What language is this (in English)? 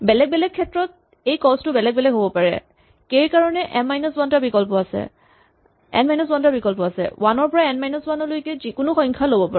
Assamese